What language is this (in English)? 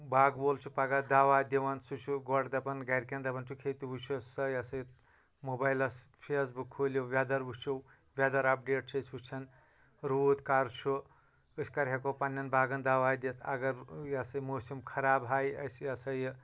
Kashmiri